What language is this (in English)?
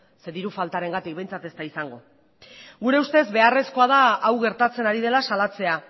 Basque